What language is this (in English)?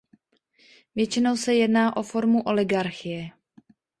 Czech